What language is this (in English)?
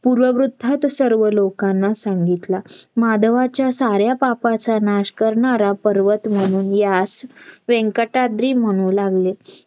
Marathi